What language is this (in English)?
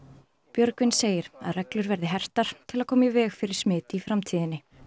Icelandic